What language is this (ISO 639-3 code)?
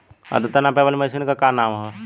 bho